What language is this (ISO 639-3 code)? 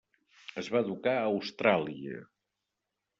cat